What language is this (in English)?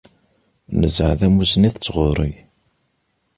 Kabyle